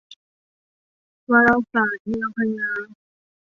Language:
Thai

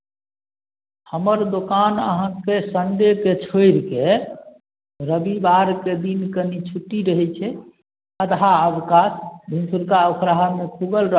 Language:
Maithili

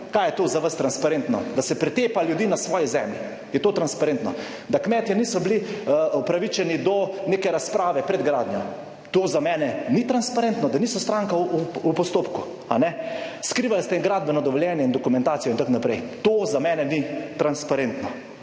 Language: Slovenian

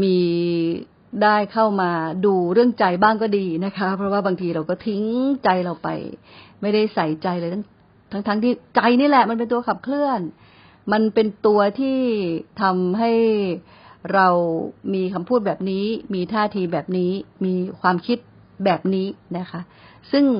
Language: Thai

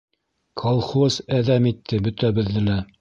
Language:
Bashkir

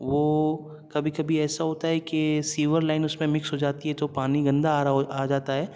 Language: Urdu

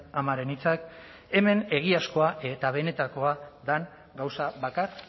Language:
Basque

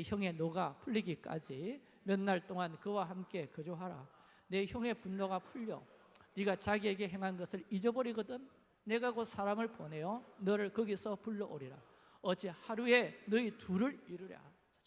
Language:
Korean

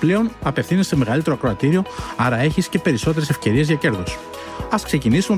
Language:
Greek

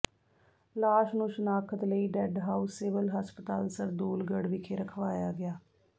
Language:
Punjabi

